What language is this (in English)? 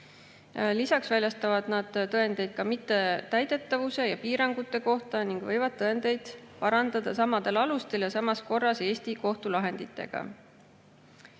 Estonian